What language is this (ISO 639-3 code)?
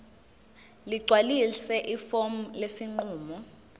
zul